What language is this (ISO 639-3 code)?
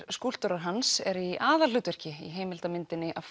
isl